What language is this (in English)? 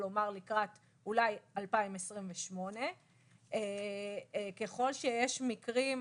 Hebrew